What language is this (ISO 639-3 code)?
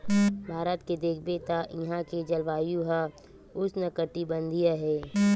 hne